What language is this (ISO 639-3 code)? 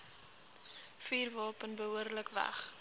afr